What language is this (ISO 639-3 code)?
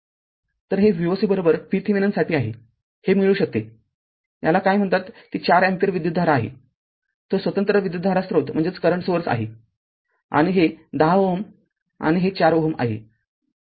mar